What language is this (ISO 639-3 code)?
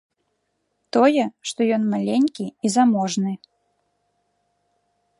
bel